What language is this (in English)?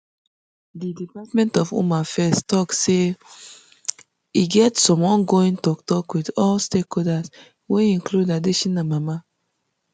Nigerian Pidgin